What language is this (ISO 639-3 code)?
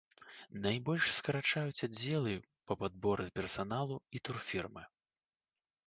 bel